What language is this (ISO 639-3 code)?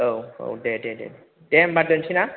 brx